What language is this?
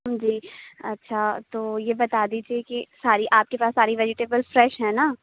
Urdu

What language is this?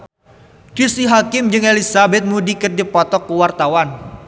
Sundanese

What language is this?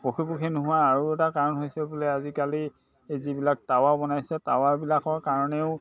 Assamese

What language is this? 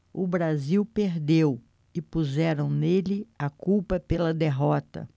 Portuguese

